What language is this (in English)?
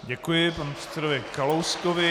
Czech